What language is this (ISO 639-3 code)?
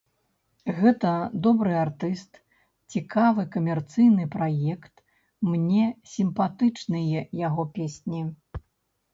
bel